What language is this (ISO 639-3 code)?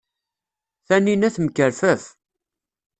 kab